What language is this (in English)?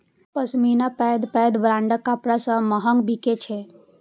Maithili